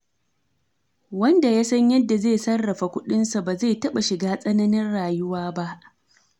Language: Hausa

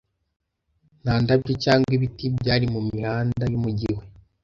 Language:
Kinyarwanda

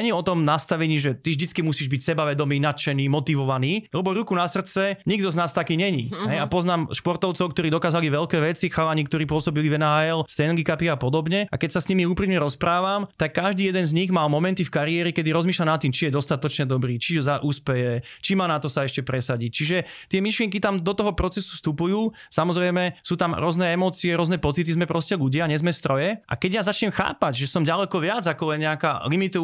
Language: Slovak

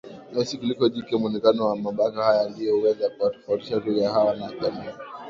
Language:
Swahili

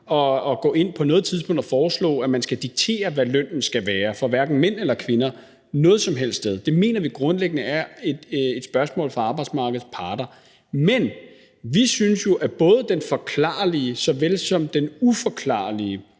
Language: Danish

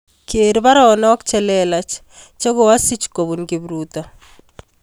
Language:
Kalenjin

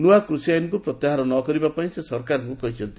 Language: Odia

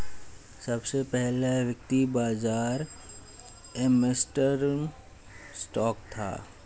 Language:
Hindi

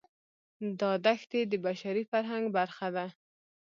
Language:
Pashto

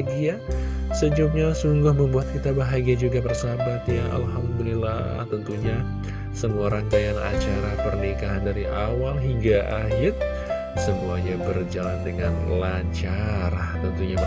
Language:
Indonesian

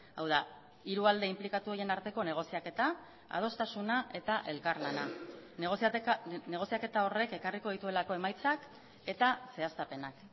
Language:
Basque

